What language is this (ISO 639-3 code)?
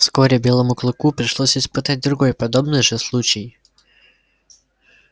rus